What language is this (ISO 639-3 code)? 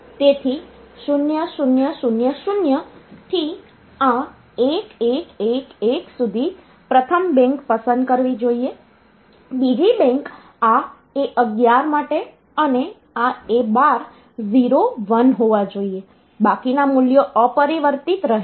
guj